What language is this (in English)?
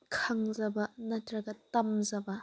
Manipuri